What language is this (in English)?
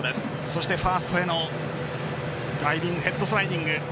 Japanese